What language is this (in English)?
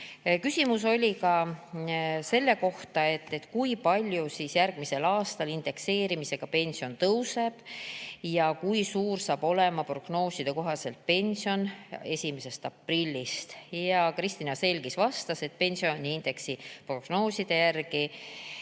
Estonian